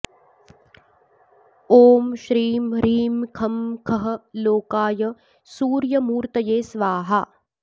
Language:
Sanskrit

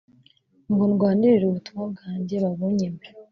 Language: Kinyarwanda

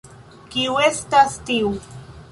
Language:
Esperanto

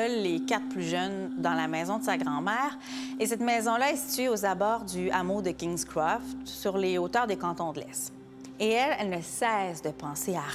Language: French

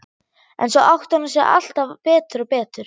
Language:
Icelandic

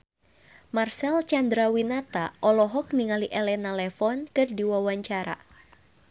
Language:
Sundanese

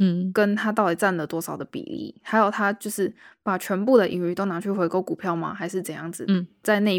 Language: Chinese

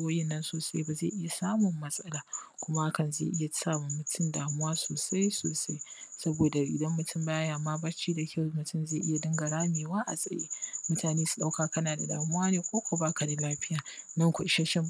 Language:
Hausa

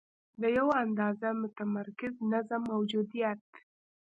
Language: Pashto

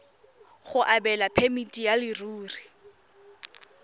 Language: Tswana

